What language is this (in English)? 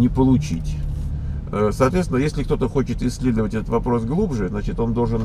Russian